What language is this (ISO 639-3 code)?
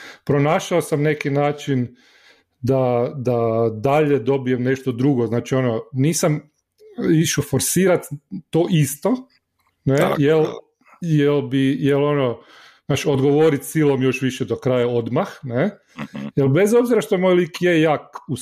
hrv